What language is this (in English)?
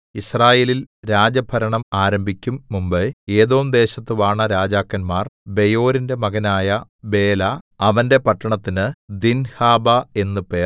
Malayalam